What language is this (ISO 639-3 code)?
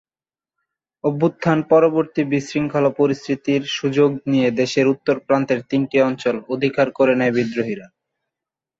ben